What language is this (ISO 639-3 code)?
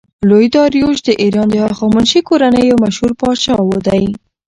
pus